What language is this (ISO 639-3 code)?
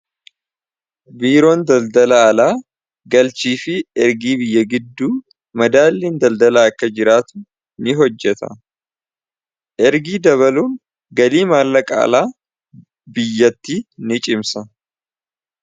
orm